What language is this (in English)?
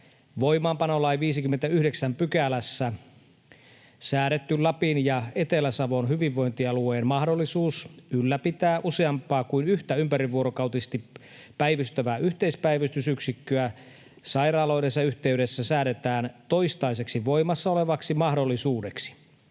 Finnish